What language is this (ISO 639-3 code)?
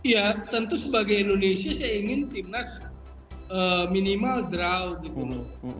ind